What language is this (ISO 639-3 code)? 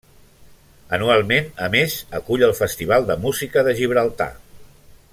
cat